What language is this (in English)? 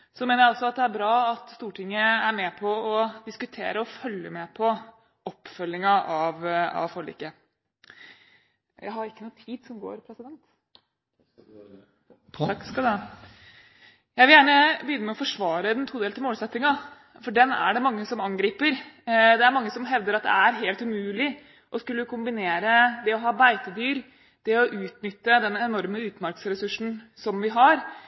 Norwegian